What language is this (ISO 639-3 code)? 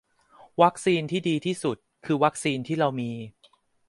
tha